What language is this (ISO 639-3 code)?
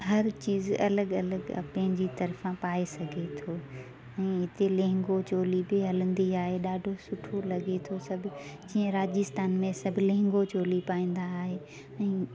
snd